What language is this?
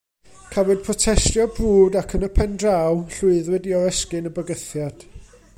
Welsh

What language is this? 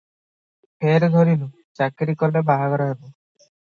Odia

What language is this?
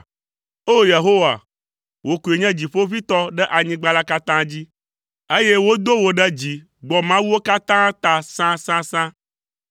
Ewe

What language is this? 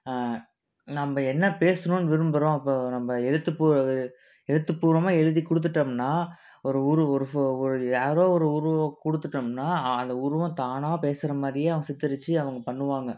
Tamil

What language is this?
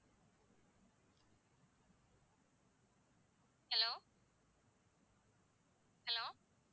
Tamil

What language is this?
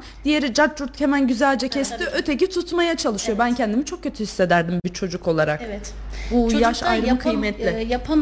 Turkish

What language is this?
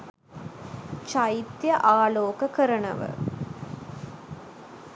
Sinhala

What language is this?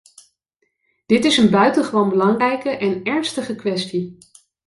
Dutch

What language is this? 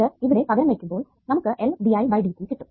Malayalam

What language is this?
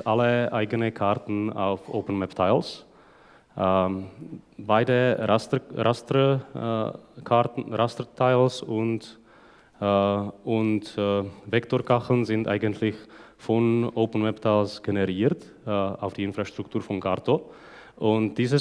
German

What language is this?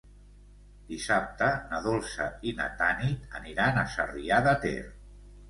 Catalan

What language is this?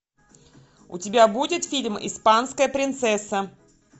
Russian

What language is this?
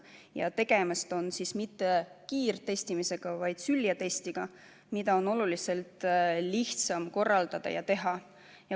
Estonian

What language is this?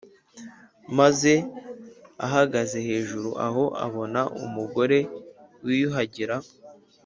Kinyarwanda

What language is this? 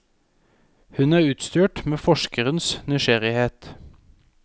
Norwegian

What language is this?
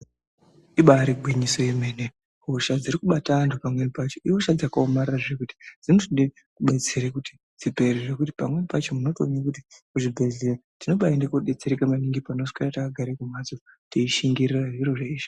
Ndau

